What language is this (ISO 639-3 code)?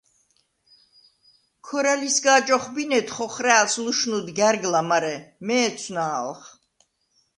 sva